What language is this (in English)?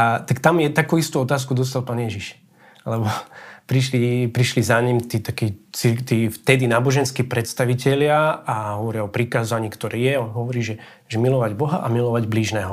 Slovak